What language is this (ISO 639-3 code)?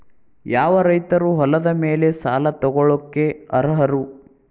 kan